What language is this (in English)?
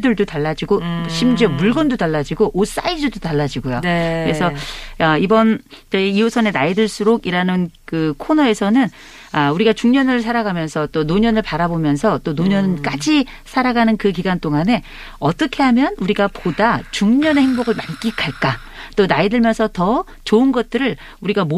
Korean